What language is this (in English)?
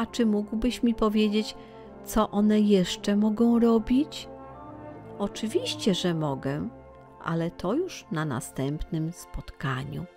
Polish